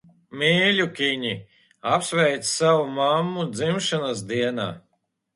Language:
Latvian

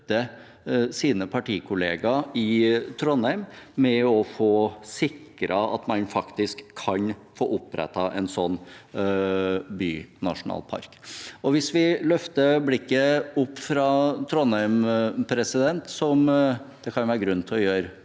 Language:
Norwegian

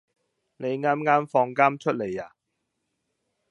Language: Cantonese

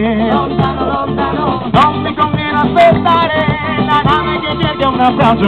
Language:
Spanish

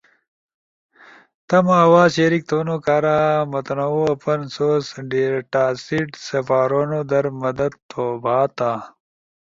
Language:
Ushojo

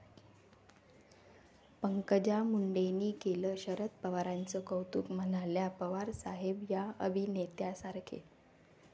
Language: Marathi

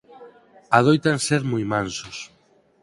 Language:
Galician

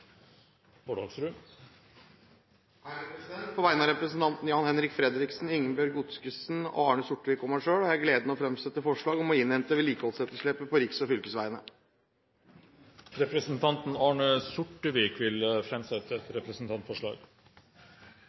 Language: Norwegian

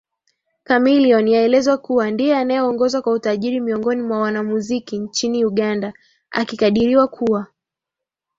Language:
Swahili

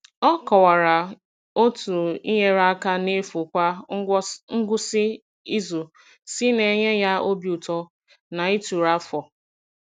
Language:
Igbo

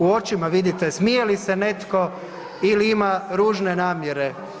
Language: Croatian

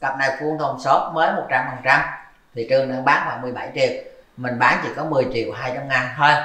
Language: Vietnamese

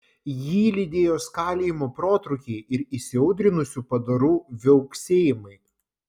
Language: Lithuanian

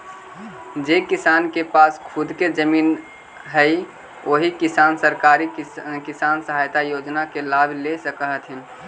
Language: Magahi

